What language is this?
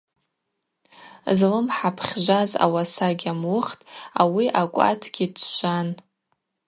Abaza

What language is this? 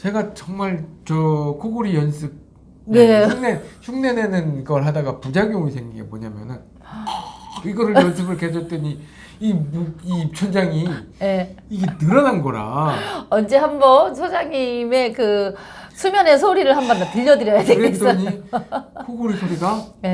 Korean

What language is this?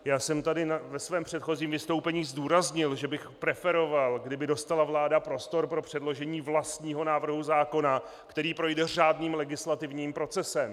Czech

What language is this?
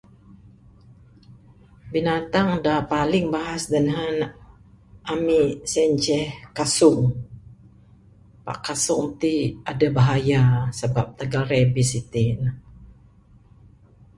Bukar-Sadung Bidayuh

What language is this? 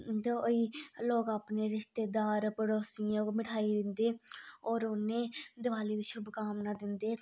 Dogri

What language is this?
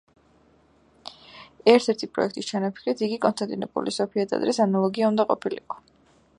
Georgian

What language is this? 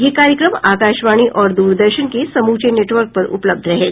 Hindi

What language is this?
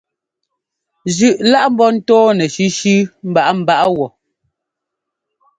Ngomba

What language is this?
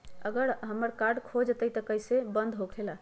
Magahi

